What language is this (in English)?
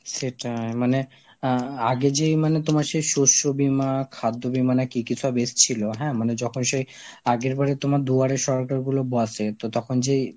Bangla